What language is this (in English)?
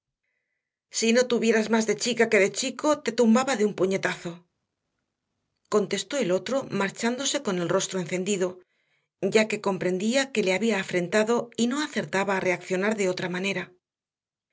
Spanish